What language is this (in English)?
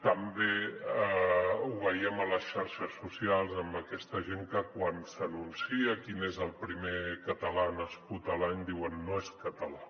Catalan